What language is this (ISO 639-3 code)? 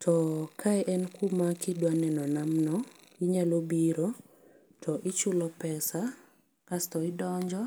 luo